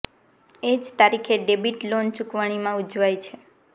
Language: Gujarati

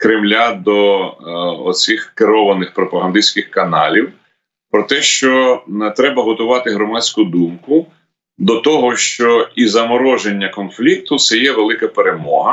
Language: Ukrainian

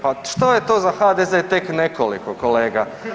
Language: Croatian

